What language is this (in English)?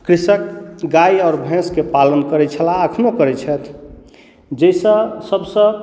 Maithili